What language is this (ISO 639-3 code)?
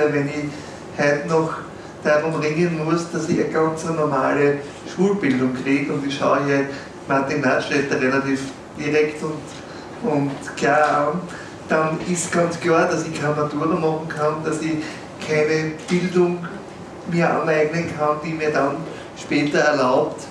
deu